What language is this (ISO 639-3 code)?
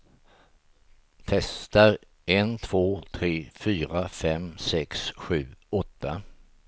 swe